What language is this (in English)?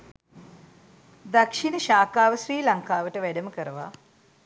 Sinhala